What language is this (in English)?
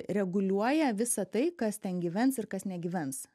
Lithuanian